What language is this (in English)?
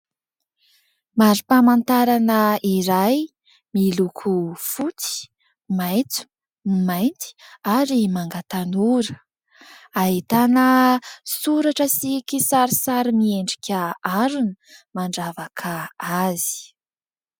Malagasy